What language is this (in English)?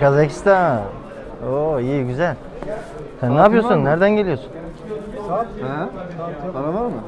Turkish